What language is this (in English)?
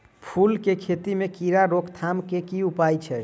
Maithili